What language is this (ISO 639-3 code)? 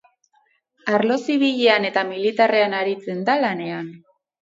eus